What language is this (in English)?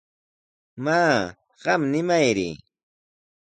Sihuas Ancash Quechua